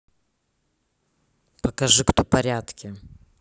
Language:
Russian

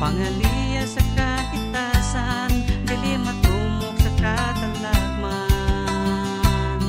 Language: Thai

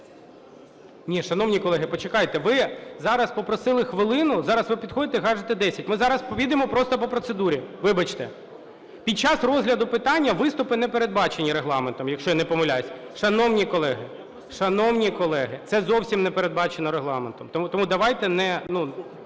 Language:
Ukrainian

